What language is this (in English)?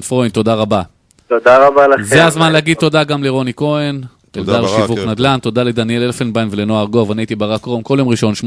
Hebrew